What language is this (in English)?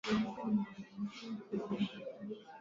Swahili